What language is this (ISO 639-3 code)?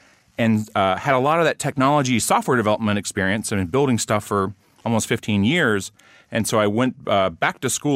eng